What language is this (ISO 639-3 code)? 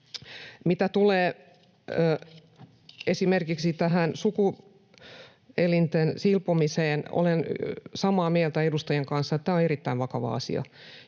fin